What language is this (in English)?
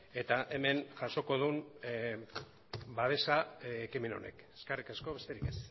Basque